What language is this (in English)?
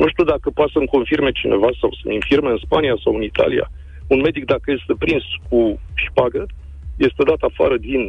Romanian